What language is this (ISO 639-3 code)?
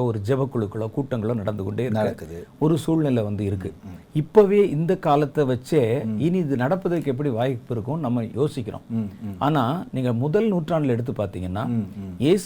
tam